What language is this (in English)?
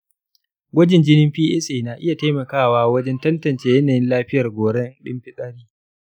Hausa